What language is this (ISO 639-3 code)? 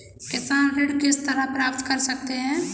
hin